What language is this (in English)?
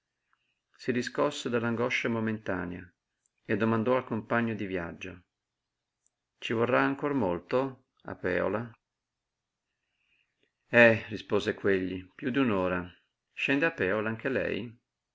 Italian